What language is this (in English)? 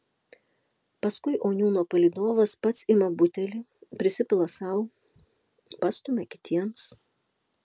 Lithuanian